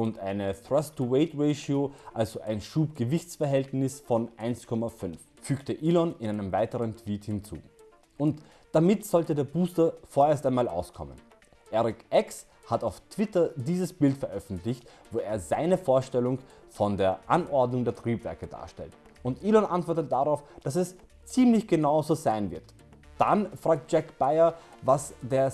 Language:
German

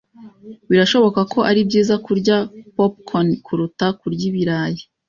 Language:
Kinyarwanda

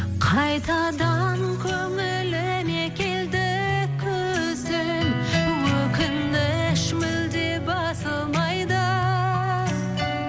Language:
Kazakh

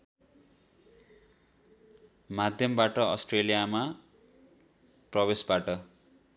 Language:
Nepali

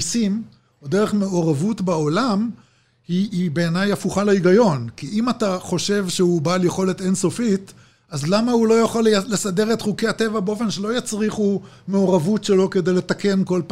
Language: Hebrew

